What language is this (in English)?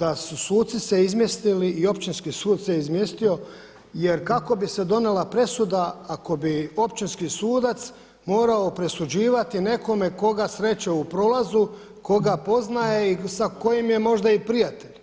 Croatian